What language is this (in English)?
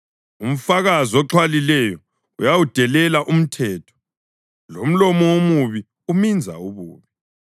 North Ndebele